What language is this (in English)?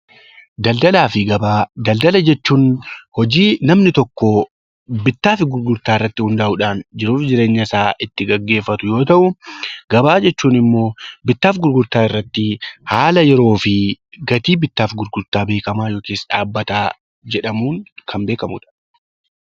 Oromo